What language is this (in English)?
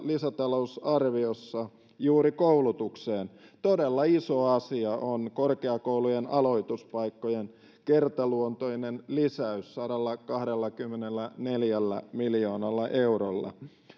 Finnish